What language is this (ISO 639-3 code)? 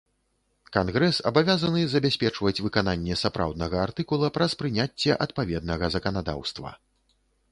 bel